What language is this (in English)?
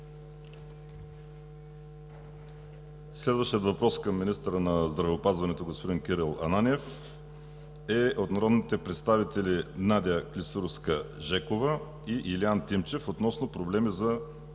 Bulgarian